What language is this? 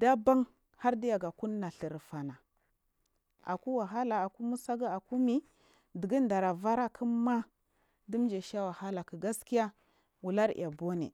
Marghi South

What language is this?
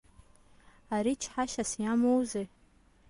Abkhazian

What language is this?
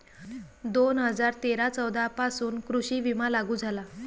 Marathi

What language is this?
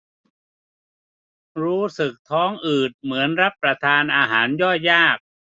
Thai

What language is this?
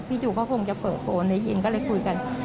Thai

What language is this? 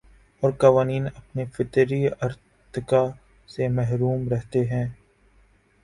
Urdu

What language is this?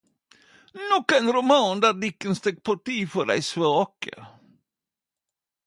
Norwegian Nynorsk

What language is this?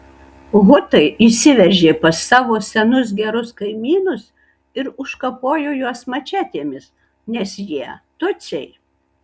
Lithuanian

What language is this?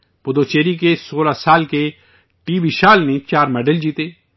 Urdu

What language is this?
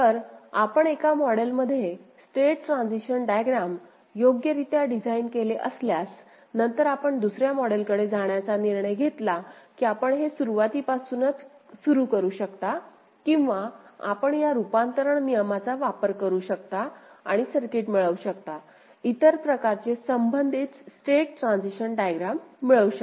Marathi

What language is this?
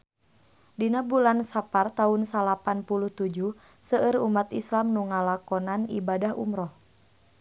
Sundanese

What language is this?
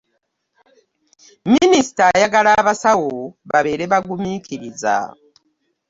Ganda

